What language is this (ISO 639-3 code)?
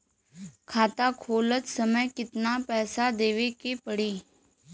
bho